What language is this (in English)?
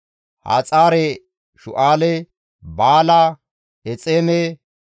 Gamo